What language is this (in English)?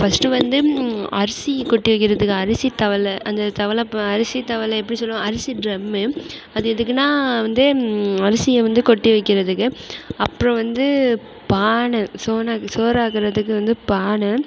Tamil